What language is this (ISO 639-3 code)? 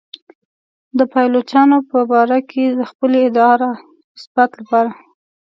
pus